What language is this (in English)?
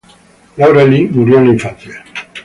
Spanish